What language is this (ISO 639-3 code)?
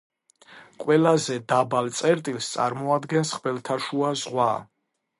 kat